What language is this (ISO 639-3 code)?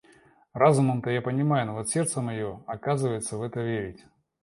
rus